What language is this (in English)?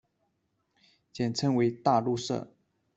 Chinese